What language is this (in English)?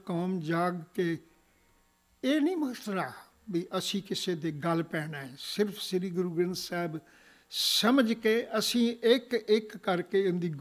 Punjabi